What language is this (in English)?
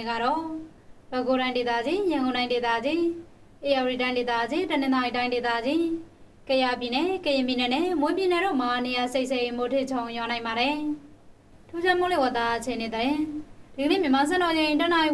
Korean